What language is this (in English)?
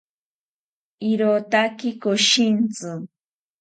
South Ucayali Ashéninka